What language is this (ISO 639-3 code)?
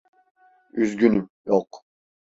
tur